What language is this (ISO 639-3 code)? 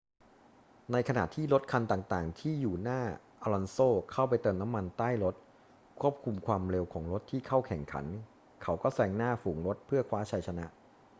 tha